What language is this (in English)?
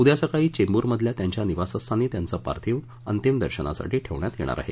Marathi